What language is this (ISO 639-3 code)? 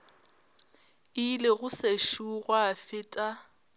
nso